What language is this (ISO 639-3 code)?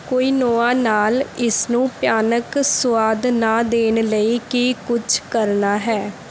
pan